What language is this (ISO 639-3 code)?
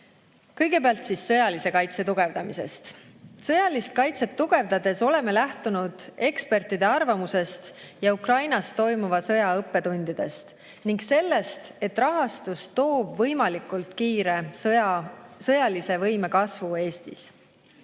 est